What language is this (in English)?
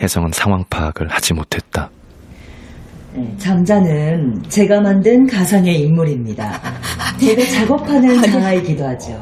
Korean